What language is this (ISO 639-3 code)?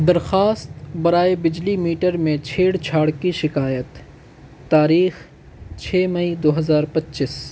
urd